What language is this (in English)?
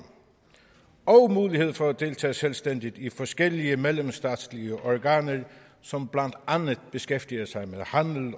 Danish